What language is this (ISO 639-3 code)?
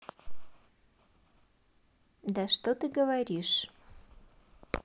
rus